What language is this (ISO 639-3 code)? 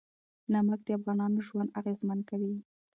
pus